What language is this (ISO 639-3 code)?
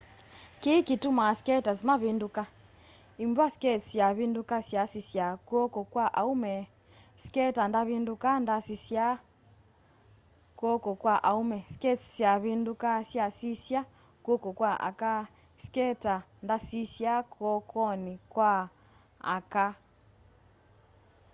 kam